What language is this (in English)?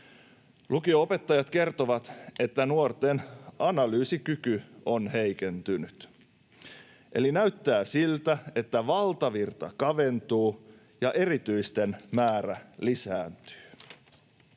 Finnish